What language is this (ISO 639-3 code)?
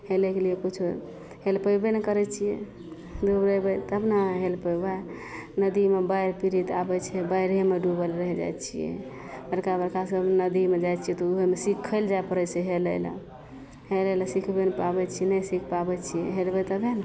mai